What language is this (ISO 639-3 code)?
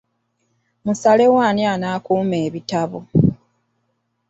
lug